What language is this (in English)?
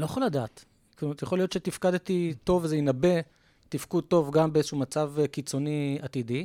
Hebrew